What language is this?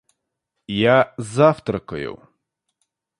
Russian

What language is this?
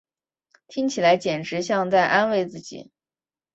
Chinese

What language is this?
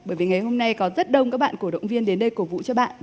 Vietnamese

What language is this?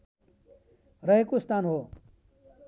Nepali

